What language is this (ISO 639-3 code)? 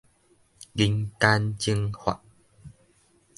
nan